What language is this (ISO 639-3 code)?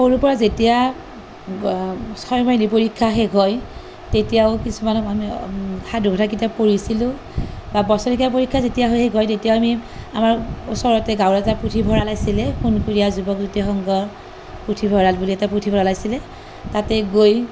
asm